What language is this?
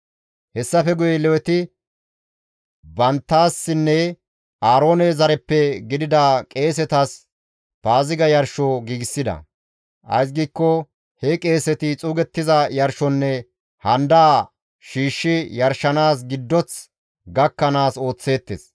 Gamo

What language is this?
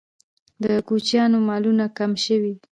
Pashto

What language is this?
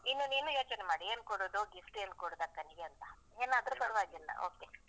Kannada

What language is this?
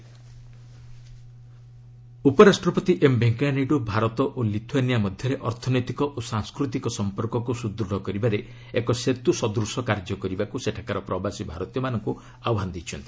Odia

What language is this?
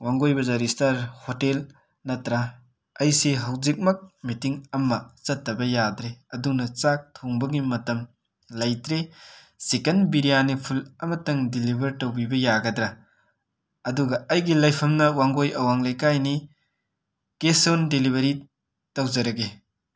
Manipuri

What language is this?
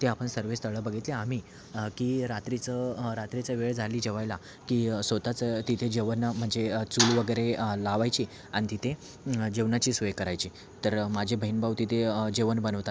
Marathi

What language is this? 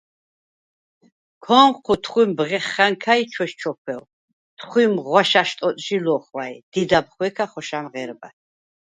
Svan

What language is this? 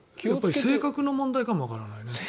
Japanese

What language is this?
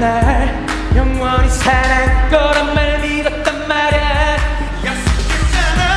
Korean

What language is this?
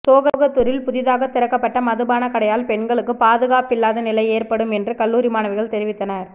Tamil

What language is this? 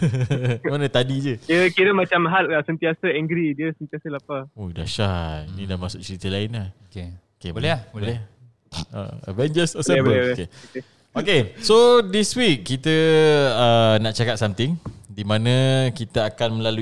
Malay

